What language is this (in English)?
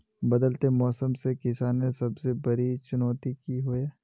Magahi